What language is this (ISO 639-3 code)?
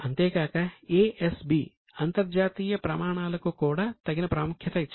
tel